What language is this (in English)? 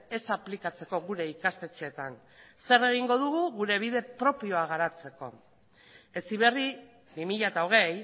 Basque